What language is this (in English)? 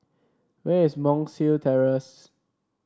English